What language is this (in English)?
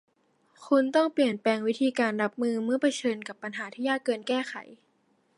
Thai